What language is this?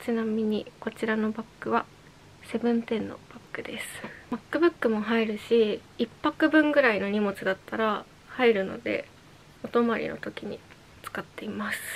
Japanese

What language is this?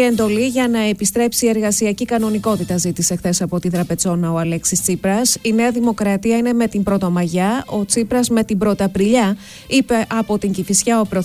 Greek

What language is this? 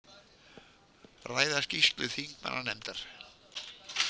Icelandic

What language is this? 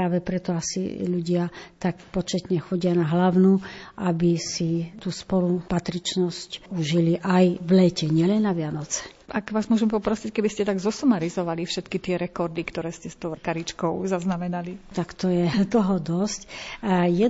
Slovak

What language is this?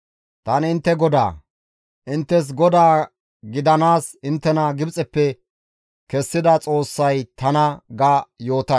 Gamo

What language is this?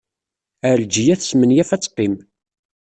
Kabyle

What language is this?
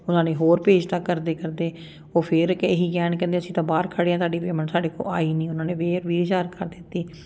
Punjabi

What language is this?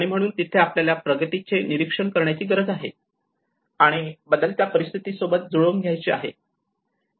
Marathi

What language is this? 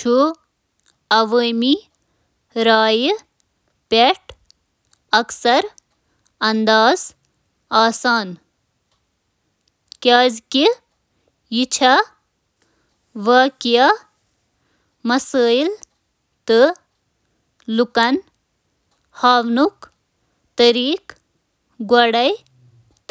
Kashmiri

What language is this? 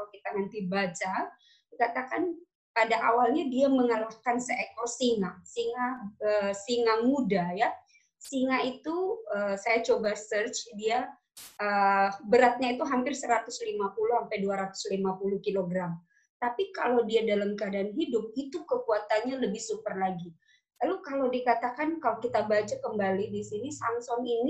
Indonesian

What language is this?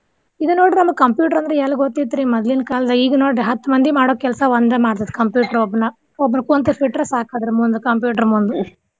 Kannada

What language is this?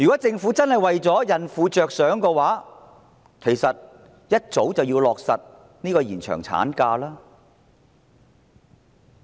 Cantonese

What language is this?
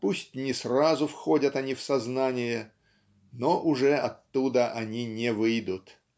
Russian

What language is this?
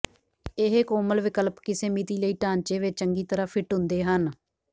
Punjabi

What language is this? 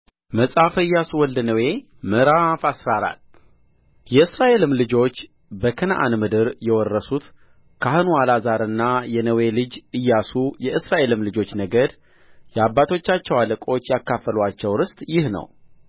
Amharic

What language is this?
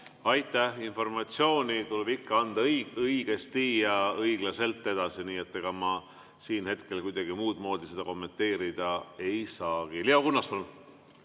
Estonian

